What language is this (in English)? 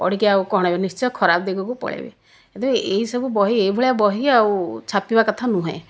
Odia